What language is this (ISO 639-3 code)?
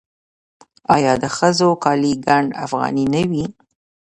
pus